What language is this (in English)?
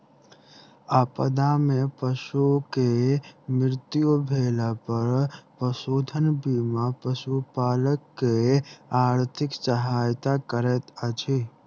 Maithili